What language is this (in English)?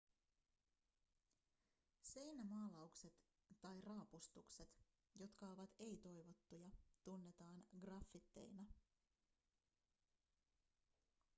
Finnish